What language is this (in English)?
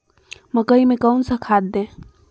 Magahi